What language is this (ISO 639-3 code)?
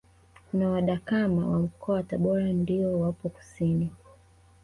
swa